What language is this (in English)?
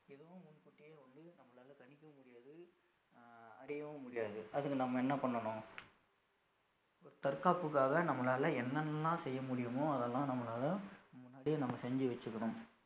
Tamil